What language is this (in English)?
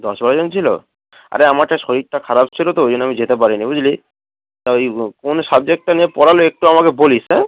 Bangla